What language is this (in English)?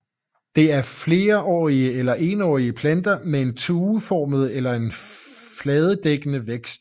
Danish